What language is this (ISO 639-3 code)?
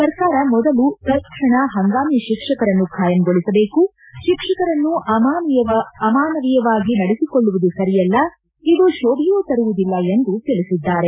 kan